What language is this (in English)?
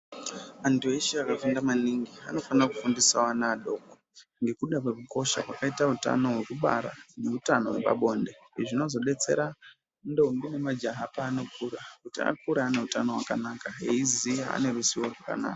Ndau